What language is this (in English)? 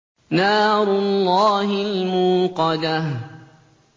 Arabic